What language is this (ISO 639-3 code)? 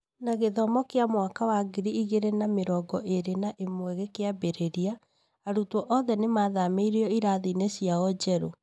kik